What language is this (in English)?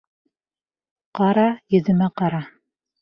Bashkir